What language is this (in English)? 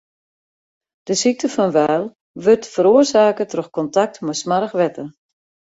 Western Frisian